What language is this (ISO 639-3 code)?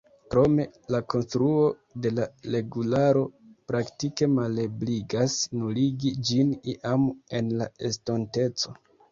epo